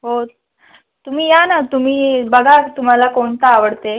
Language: Marathi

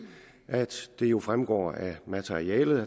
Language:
Danish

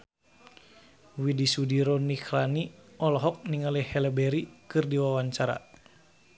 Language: Sundanese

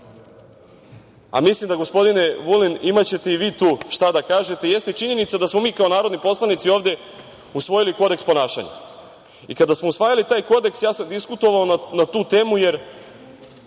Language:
Serbian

